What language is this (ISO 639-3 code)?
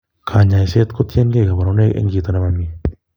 kln